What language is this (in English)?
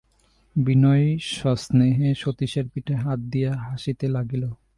Bangla